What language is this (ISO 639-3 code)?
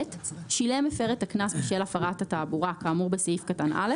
heb